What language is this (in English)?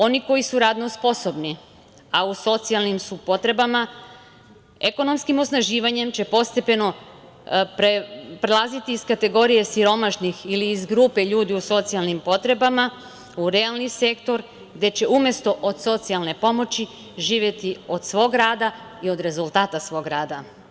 Serbian